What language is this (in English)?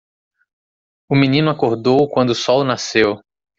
Portuguese